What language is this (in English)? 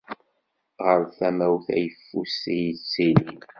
Kabyle